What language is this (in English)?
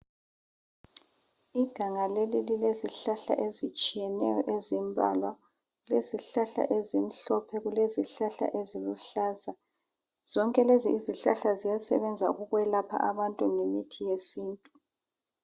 North Ndebele